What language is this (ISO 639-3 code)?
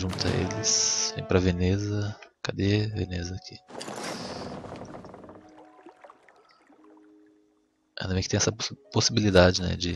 por